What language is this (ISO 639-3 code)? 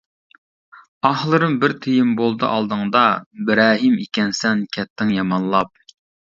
uig